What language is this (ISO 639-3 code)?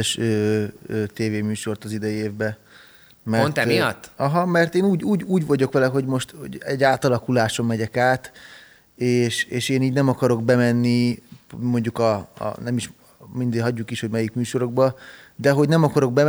hun